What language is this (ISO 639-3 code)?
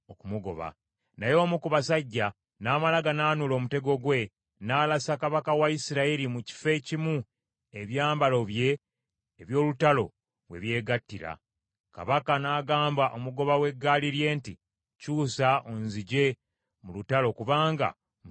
lug